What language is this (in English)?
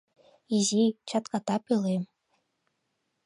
Mari